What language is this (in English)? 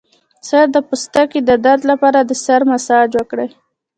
Pashto